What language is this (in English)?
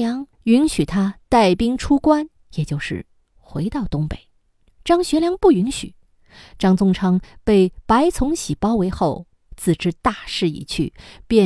Chinese